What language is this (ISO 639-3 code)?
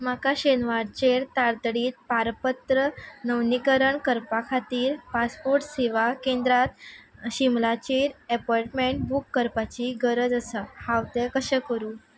kok